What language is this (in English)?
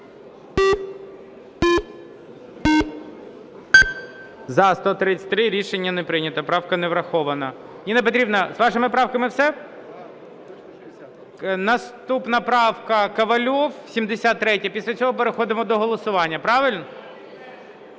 Ukrainian